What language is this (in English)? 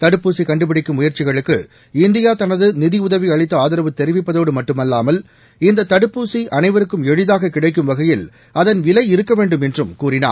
Tamil